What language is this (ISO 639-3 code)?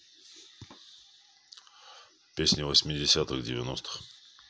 rus